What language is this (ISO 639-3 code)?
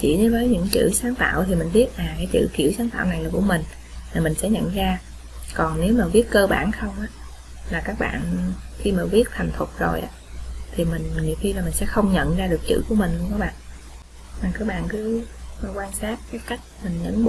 vie